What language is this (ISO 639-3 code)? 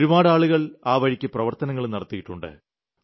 mal